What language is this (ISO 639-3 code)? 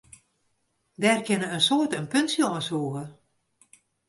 fry